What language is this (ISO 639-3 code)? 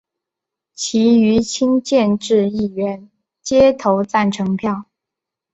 zho